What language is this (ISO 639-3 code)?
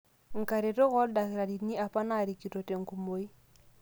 mas